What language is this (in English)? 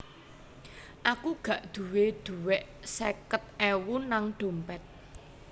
Javanese